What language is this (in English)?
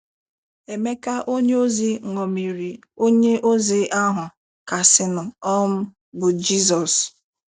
Igbo